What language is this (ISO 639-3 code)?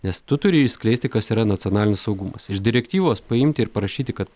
lit